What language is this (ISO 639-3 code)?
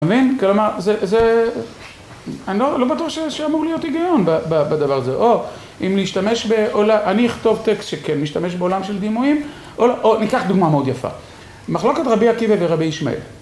heb